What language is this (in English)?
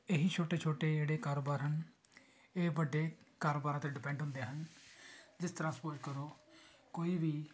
Punjabi